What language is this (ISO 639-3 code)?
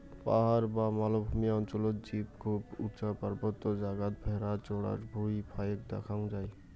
ben